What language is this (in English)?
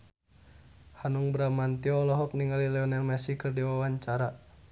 Sundanese